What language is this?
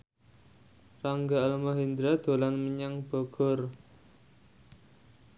Javanese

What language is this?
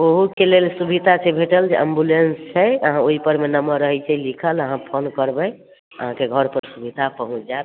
Maithili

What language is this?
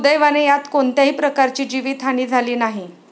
Marathi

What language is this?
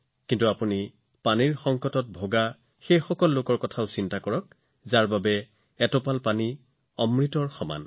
Assamese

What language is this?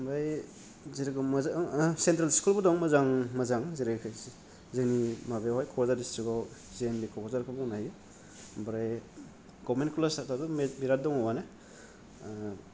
Bodo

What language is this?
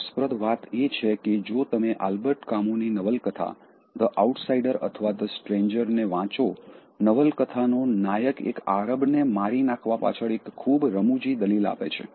Gujarati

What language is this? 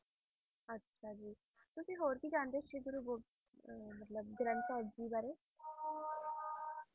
Punjabi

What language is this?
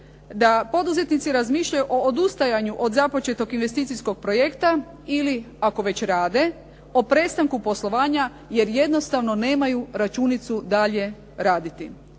Croatian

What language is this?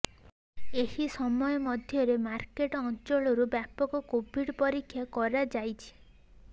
Odia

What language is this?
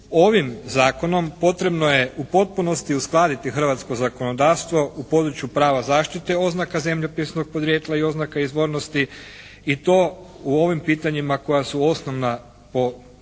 Croatian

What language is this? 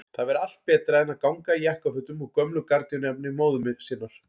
Icelandic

